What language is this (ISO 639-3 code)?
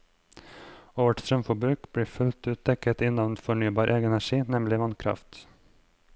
nor